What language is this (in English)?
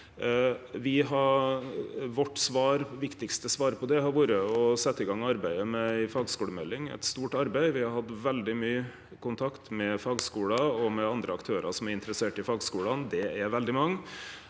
Norwegian